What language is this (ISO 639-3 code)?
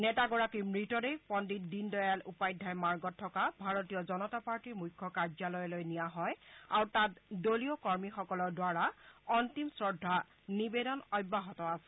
asm